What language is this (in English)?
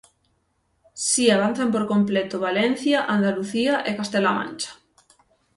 Galician